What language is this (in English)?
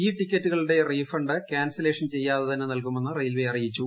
Malayalam